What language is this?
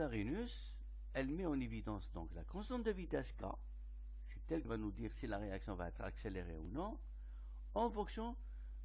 French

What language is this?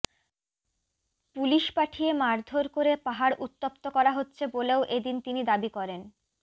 Bangla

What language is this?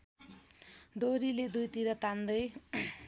Nepali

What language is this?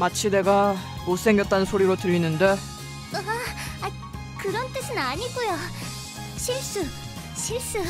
Korean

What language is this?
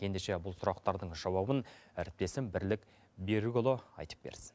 Kazakh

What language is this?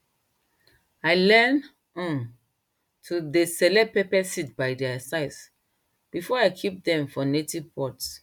Nigerian Pidgin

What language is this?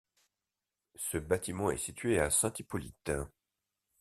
French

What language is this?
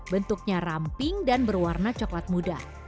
Indonesian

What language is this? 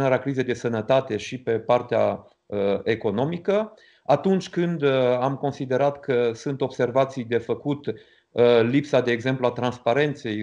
Romanian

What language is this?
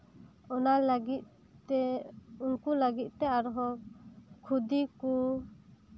Santali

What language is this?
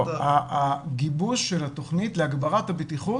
Hebrew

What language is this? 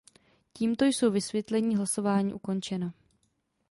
Czech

